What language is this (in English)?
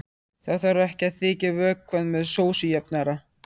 Icelandic